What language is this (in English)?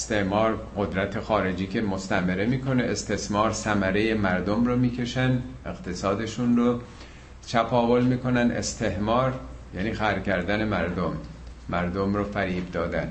Persian